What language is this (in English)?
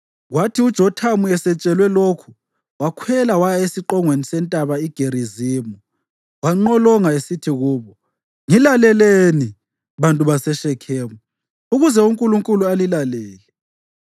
North Ndebele